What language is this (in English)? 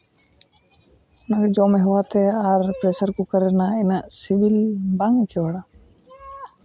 Santali